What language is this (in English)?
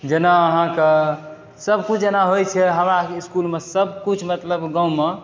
Maithili